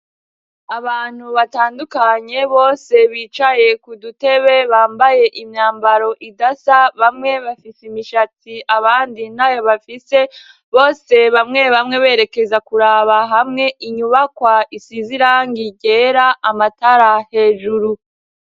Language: Rundi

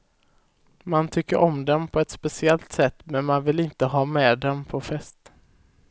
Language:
Swedish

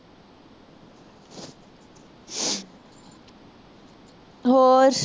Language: Punjabi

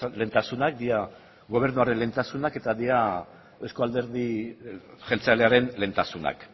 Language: Basque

